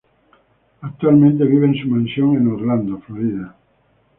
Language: Spanish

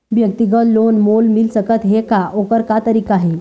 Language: Chhattisgarhi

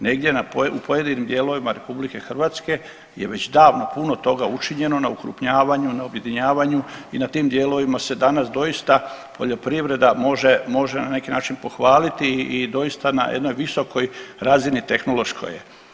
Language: Croatian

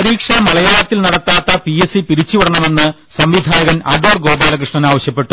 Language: Malayalam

